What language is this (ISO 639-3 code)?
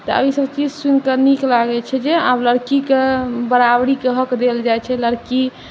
mai